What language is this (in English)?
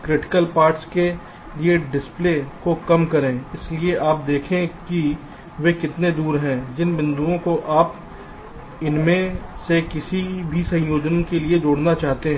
Hindi